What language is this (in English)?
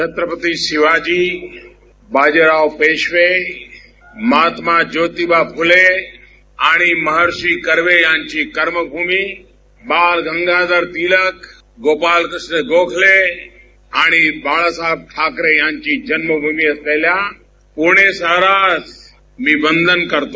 Marathi